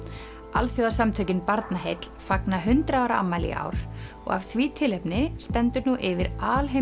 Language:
Icelandic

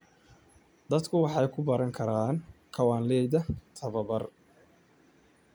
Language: Somali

